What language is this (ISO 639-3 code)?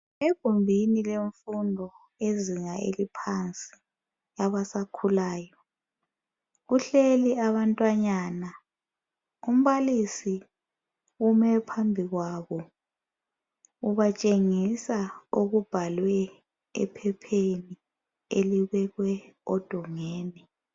nde